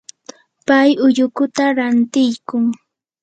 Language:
Yanahuanca Pasco Quechua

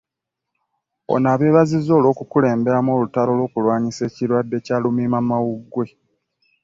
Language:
Ganda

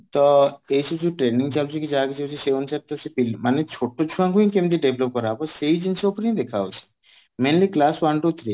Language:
Odia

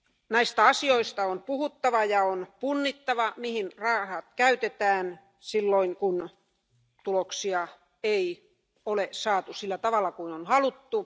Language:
Finnish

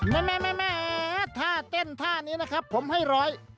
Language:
Thai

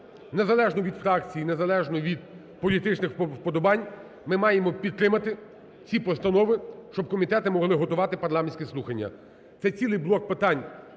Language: Ukrainian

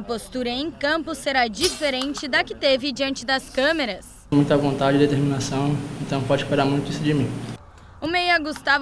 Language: Portuguese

